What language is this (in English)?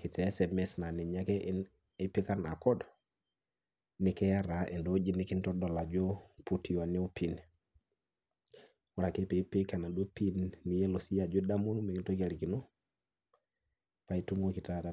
Masai